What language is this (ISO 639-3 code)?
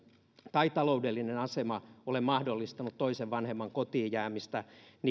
fin